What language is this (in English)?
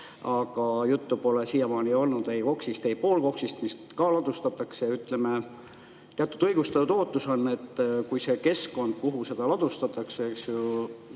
Estonian